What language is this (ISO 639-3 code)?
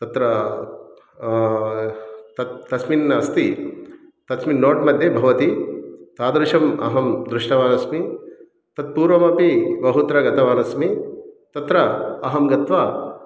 san